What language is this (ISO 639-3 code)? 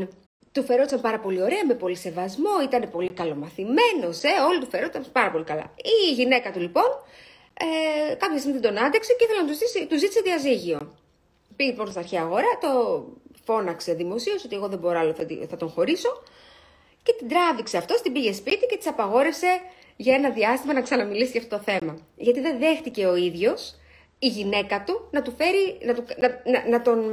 ell